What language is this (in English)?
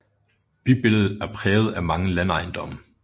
Danish